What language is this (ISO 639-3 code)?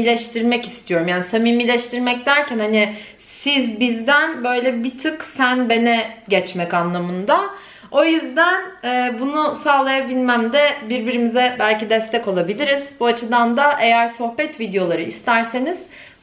tur